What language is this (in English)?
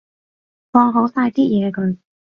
Cantonese